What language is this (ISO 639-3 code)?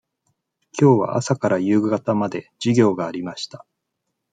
jpn